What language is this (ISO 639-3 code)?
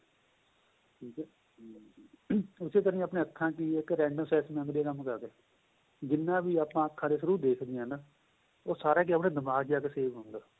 pan